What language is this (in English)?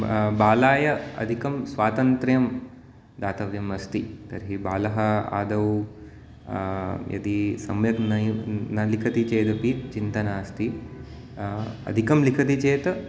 Sanskrit